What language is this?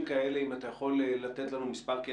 Hebrew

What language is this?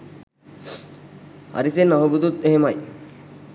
Sinhala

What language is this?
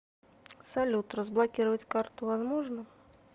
Russian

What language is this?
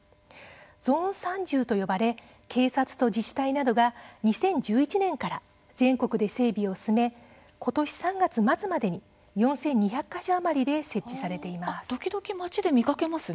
Japanese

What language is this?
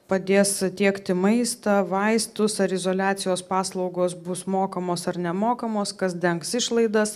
Lithuanian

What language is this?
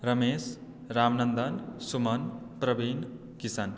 Maithili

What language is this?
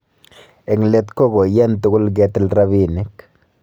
Kalenjin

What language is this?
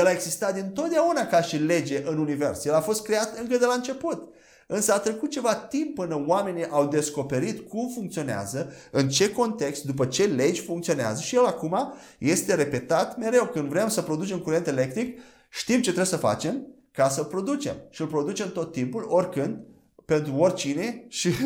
Romanian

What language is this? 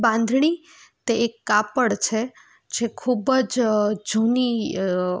Gujarati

